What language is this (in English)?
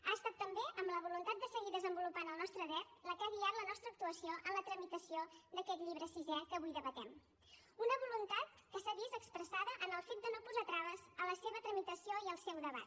Catalan